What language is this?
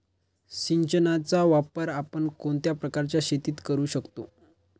Marathi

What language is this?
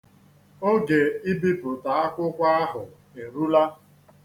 Igbo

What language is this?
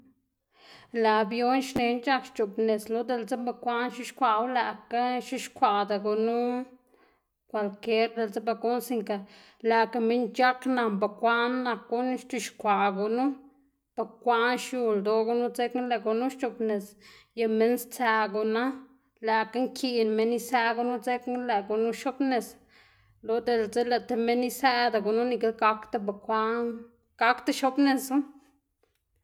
Xanaguía Zapotec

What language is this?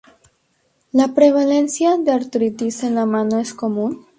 Spanish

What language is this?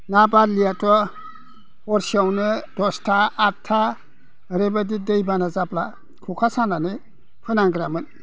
Bodo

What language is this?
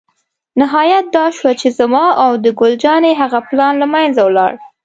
Pashto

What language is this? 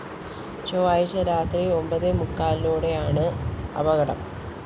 Malayalam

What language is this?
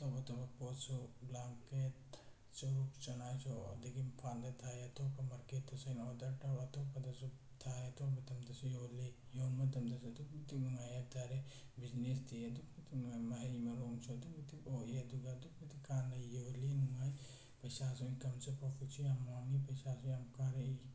Manipuri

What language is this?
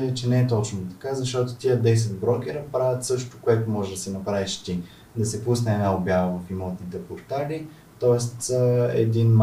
Bulgarian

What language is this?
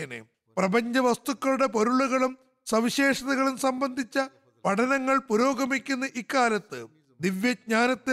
Malayalam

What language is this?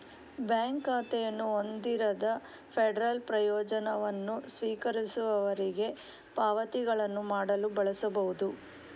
Kannada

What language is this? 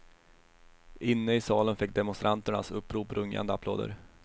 Swedish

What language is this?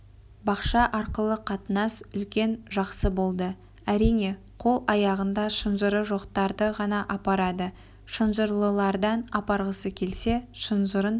Kazakh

